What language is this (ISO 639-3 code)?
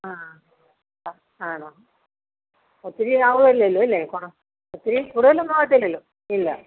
mal